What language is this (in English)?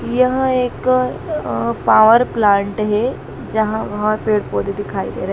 Hindi